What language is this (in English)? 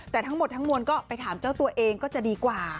Thai